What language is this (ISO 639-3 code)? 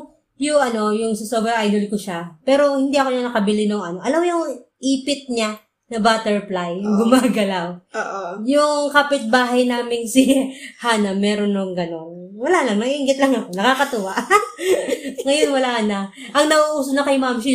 fil